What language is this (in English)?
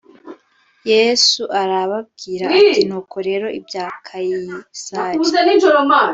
Kinyarwanda